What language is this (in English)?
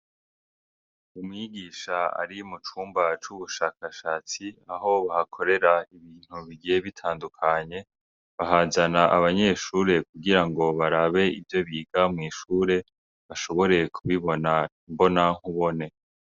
Rundi